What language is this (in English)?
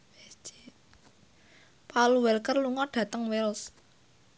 Javanese